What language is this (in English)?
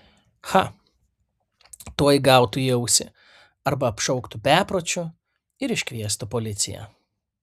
Lithuanian